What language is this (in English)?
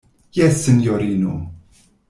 Esperanto